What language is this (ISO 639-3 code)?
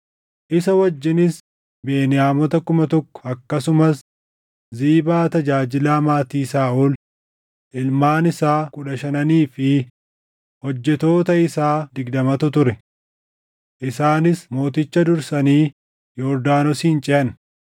orm